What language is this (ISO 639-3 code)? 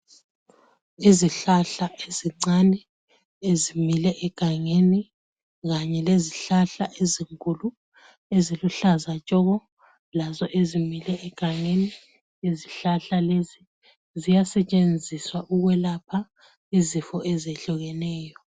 nde